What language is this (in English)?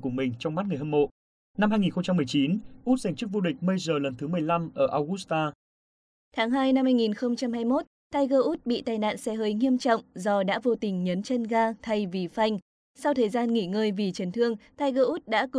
Vietnamese